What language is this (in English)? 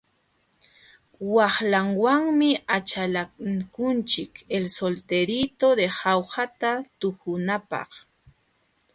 Jauja Wanca Quechua